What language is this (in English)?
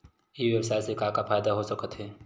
Chhattisgarhi